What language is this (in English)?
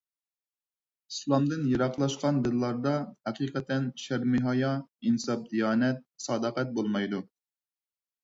Uyghur